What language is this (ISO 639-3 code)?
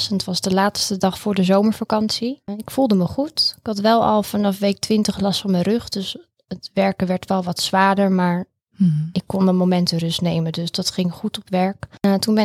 nld